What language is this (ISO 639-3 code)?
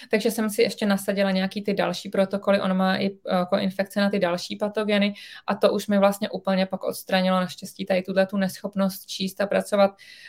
ces